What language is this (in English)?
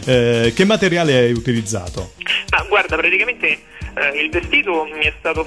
Italian